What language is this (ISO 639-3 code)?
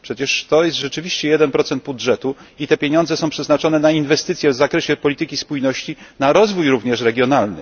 pol